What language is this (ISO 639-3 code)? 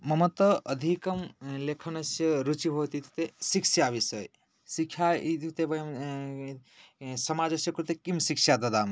san